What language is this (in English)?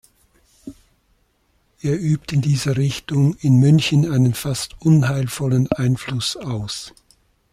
German